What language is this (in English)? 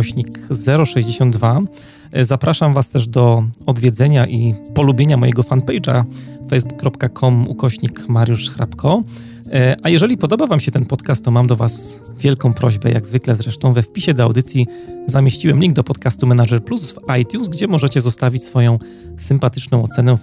Polish